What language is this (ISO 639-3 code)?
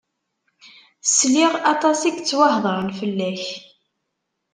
kab